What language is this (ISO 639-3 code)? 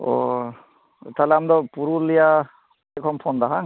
sat